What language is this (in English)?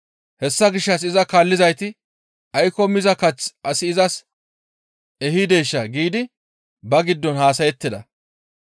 Gamo